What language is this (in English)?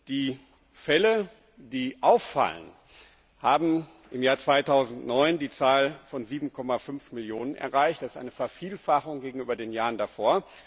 German